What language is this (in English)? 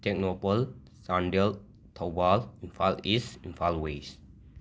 Manipuri